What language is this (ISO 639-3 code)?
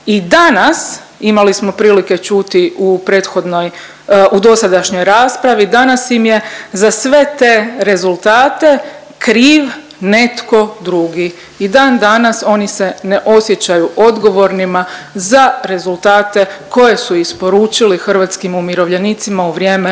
hrv